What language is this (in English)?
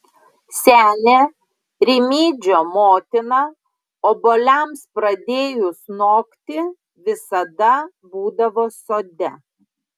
Lithuanian